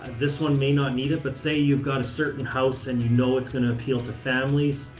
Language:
English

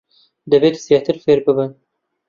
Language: Central Kurdish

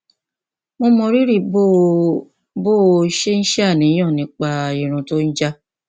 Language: Yoruba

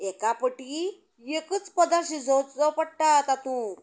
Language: Konkani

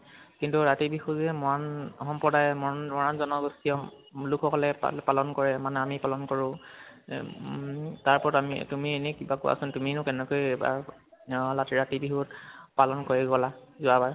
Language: Assamese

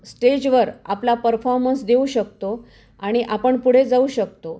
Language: Marathi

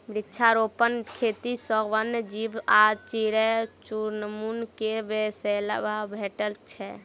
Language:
Maithili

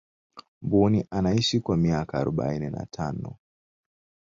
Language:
Swahili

